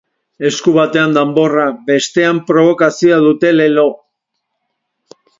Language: Basque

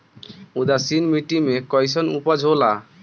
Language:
Bhojpuri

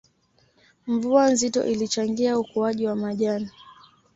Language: Swahili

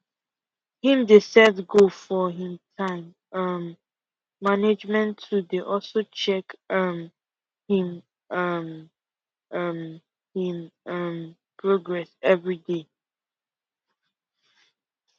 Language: Nigerian Pidgin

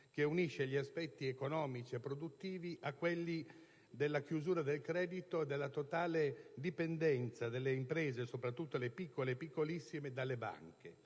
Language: Italian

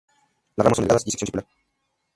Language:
Spanish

